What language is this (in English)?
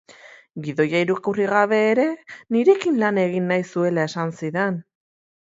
Basque